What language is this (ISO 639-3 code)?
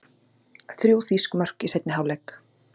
isl